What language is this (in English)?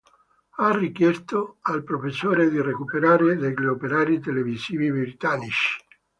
Italian